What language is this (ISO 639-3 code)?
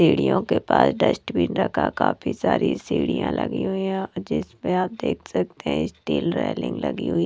hin